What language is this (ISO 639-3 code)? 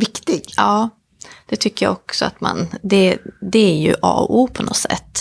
swe